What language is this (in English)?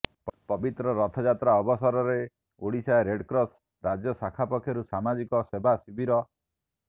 Odia